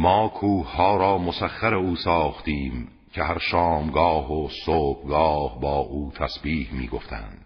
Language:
Persian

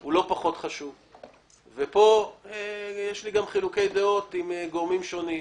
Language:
Hebrew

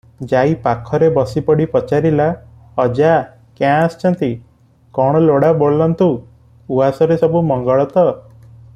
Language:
Odia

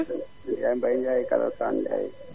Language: Wolof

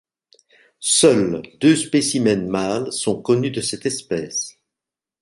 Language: French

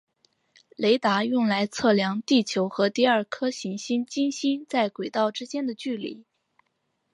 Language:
Chinese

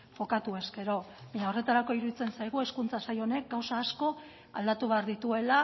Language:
Basque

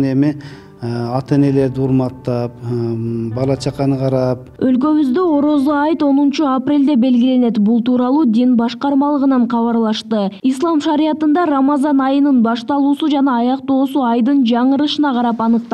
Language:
Turkish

